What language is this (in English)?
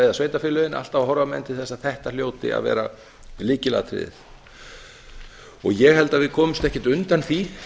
Icelandic